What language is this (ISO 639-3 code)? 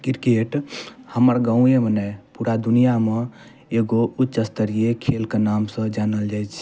mai